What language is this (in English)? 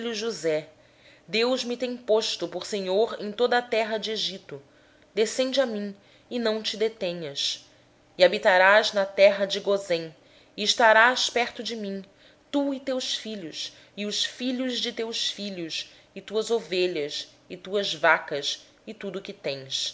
Portuguese